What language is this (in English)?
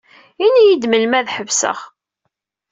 Kabyle